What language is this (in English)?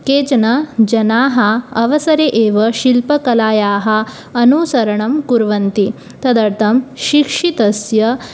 Sanskrit